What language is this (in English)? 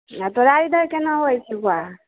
Maithili